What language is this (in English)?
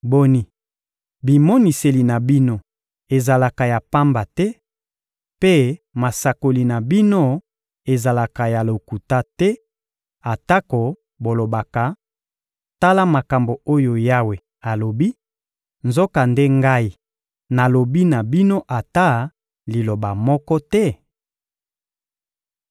Lingala